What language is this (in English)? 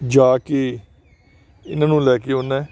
Punjabi